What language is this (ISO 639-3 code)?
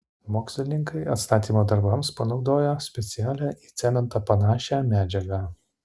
lit